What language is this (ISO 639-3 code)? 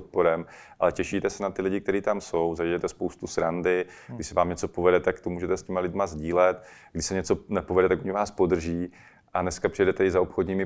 ces